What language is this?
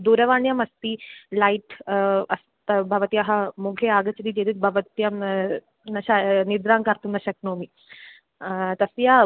Sanskrit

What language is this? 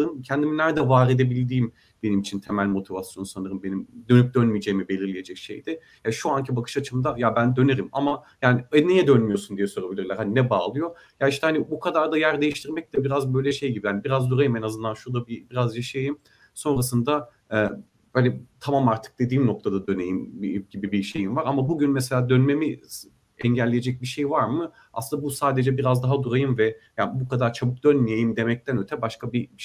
Turkish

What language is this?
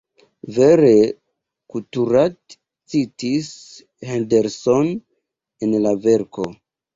Esperanto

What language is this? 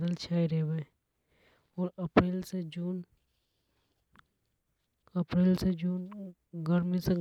Hadothi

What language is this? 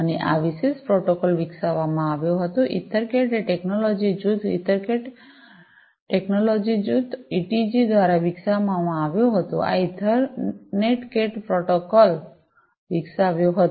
Gujarati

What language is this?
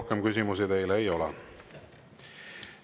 Estonian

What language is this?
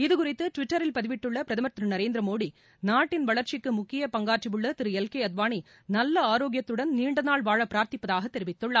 Tamil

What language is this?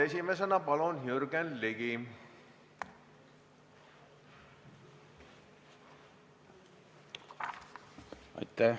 Estonian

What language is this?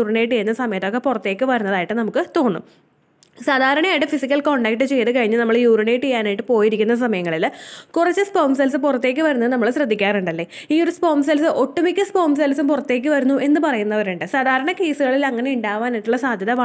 Malayalam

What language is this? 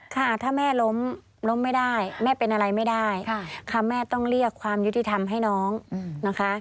Thai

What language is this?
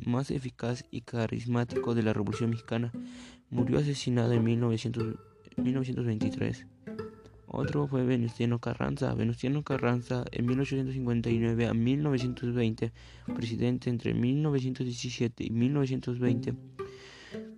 Spanish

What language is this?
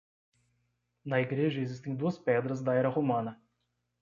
Portuguese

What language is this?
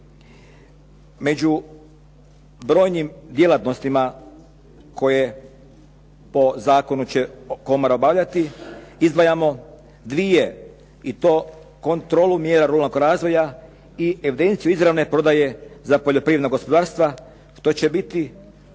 Croatian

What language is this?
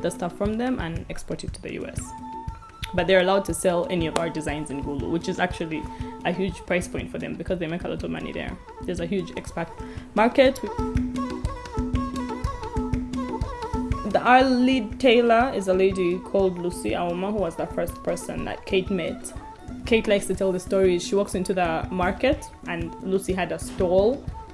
English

